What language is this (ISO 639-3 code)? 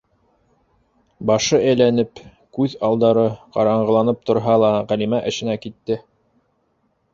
bak